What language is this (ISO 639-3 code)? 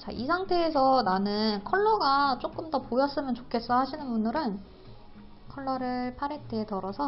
kor